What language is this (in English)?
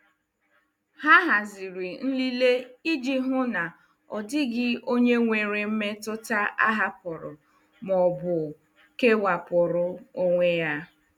Igbo